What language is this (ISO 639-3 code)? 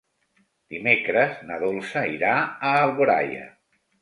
cat